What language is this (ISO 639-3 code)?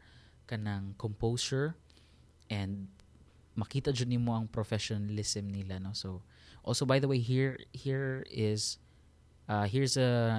fil